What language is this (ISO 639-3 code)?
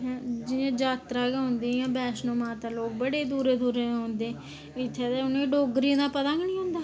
doi